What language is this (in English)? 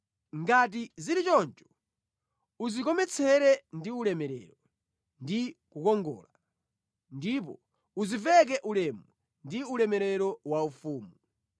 Nyanja